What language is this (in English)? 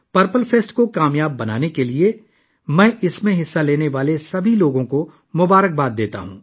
Urdu